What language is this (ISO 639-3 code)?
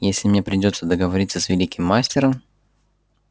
rus